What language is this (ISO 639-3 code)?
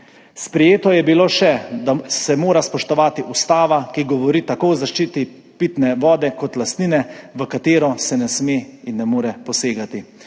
slv